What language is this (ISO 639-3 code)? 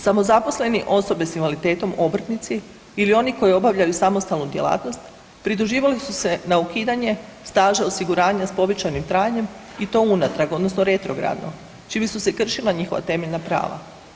hrv